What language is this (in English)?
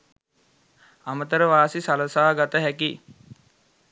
Sinhala